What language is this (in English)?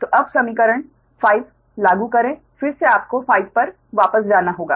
Hindi